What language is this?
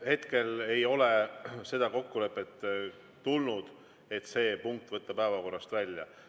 Estonian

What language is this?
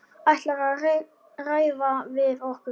Icelandic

